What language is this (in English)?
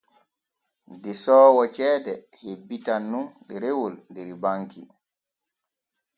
Borgu Fulfulde